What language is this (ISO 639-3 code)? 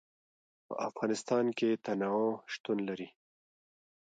pus